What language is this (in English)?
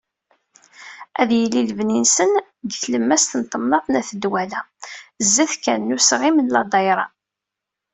Kabyle